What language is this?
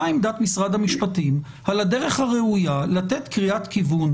Hebrew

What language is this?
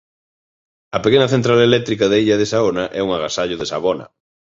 Galician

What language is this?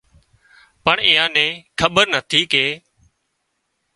Wadiyara Koli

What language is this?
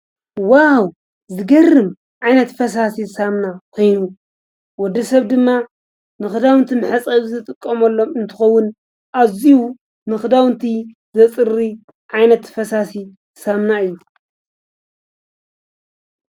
Tigrinya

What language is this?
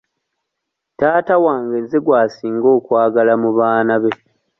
Ganda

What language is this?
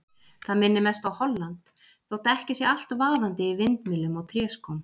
Icelandic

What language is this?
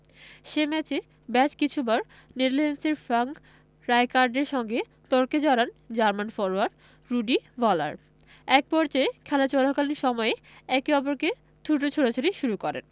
Bangla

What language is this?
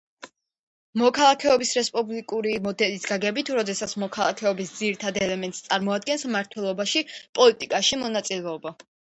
Georgian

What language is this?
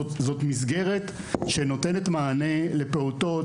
Hebrew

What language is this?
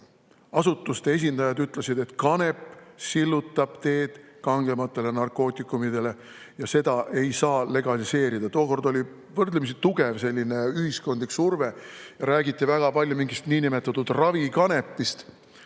Estonian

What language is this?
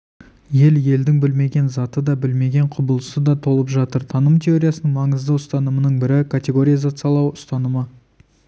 Kazakh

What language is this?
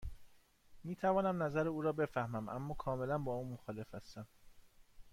Persian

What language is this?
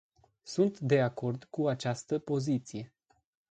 Romanian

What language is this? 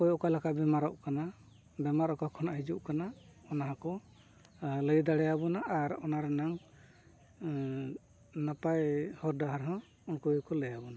Santali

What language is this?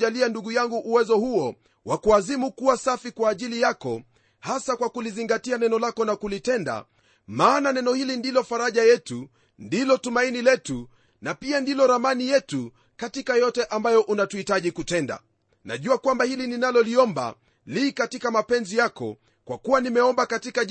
Swahili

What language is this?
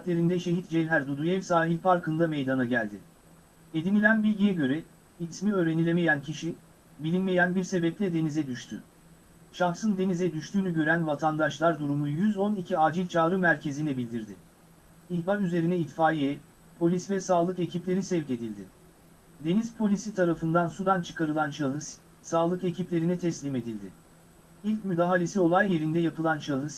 Turkish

